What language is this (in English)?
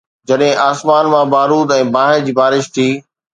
Sindhi